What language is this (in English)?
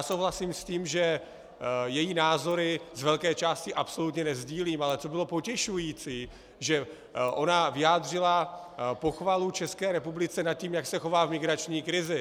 Czech